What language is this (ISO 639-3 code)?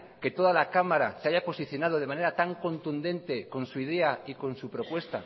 spa